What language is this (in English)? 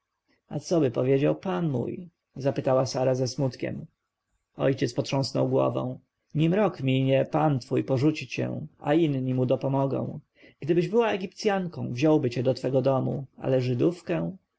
Polish